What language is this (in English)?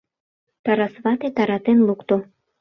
Mari